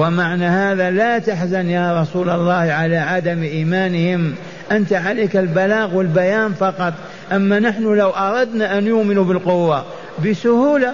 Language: Arabic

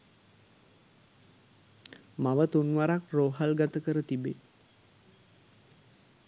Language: Sinhala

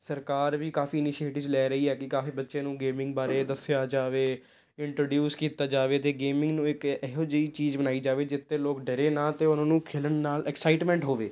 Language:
Punjabi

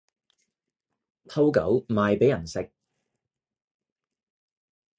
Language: Cantonese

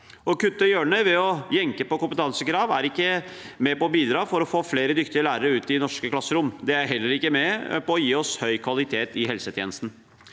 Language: Norwegian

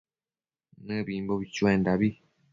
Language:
Matsés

